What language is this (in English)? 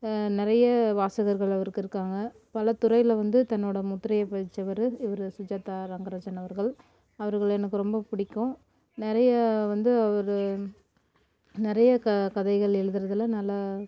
Tamil